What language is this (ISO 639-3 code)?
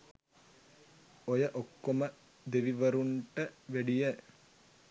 sin